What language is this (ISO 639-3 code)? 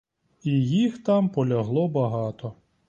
ukr